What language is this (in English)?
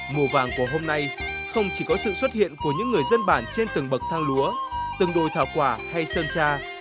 Vietnamese